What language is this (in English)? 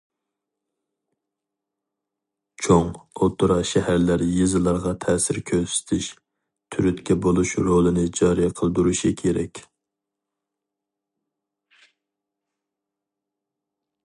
Uyghur